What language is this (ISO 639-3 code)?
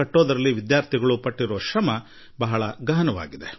kan